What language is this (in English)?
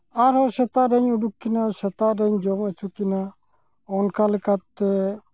Santali